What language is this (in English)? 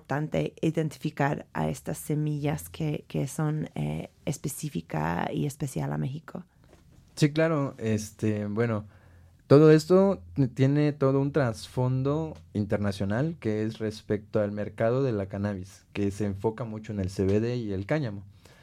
Spanish